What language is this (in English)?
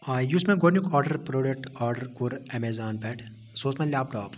Kashmiri